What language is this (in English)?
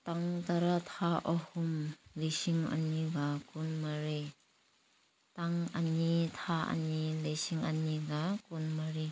Manipuri